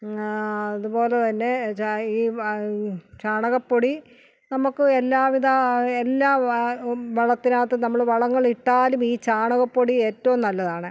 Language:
Malayalam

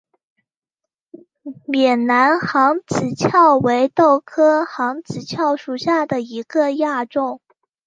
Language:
Chinese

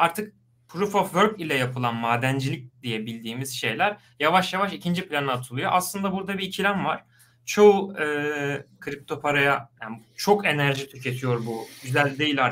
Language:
Turkish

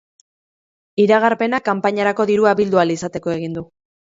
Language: Basque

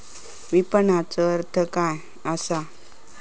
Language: Marathi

